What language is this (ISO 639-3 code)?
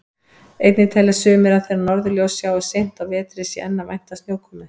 isl